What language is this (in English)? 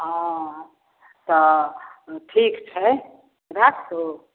Maithili